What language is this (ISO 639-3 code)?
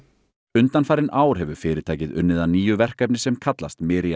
isl